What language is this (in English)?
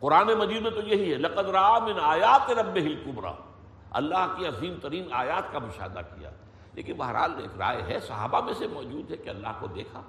Urdu